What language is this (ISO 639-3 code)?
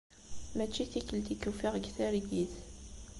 kab